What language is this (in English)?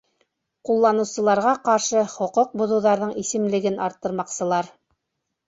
Bashkir